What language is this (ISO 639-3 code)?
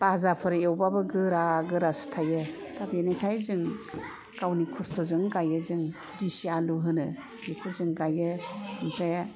brx